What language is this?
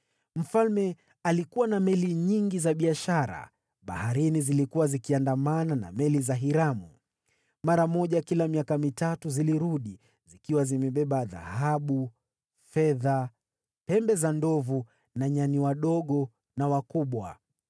Swahili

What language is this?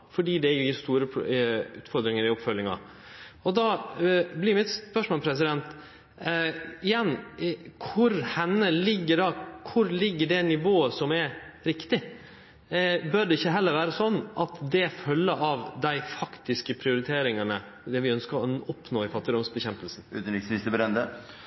Norwegian Nynorsk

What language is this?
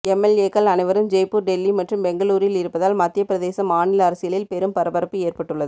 Tamil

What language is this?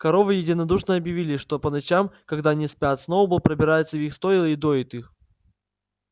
Russian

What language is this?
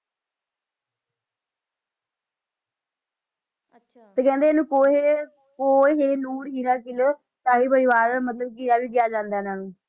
Punjabi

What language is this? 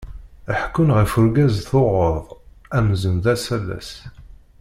Kabyle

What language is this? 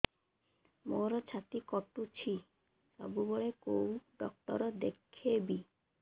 Odia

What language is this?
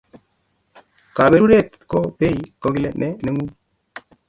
Kalenjin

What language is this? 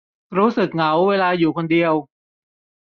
Thai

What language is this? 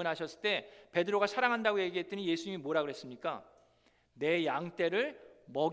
Korean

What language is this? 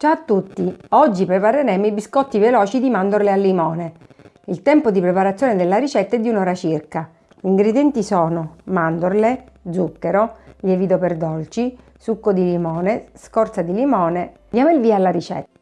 Italian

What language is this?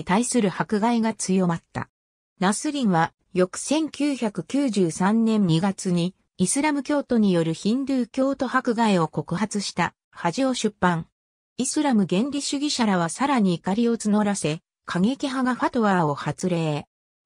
Japanese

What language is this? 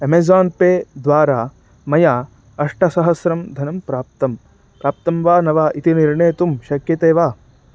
Sanskrit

